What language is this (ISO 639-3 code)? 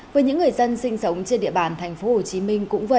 vie